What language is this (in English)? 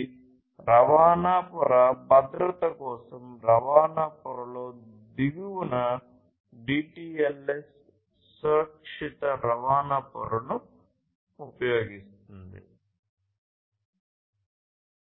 Telugu